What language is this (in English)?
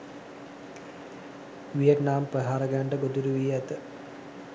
Sinhala